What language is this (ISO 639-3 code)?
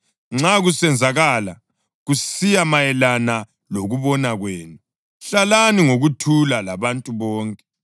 nde